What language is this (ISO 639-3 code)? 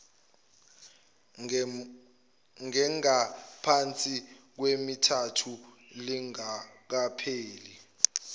zul